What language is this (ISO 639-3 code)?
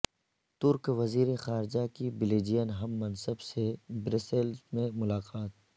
urd